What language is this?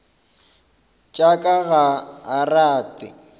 Northern Sotho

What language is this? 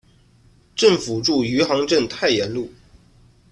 Chinese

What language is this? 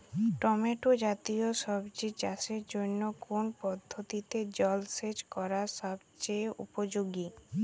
Bangla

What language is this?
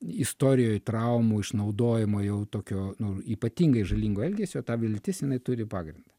Lithuanian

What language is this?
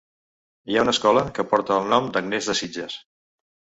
Catalan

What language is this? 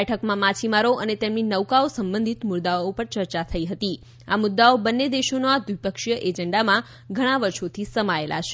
Gujarati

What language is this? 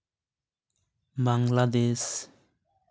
Santali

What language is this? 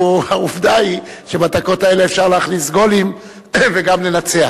Hebrew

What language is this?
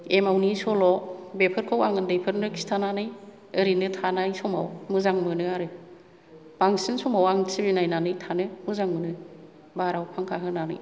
Bodo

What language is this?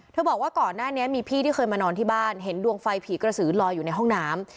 Thai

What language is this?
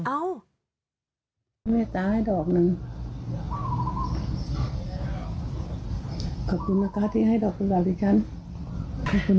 Thai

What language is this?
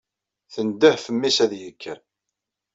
Kabyle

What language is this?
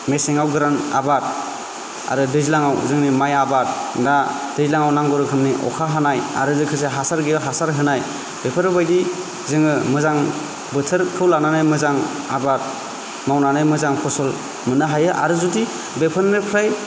Bodo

